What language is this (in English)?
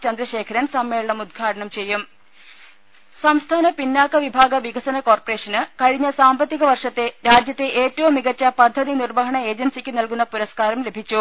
Malayalam